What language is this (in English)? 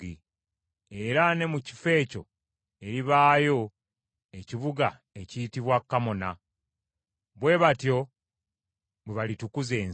Ganda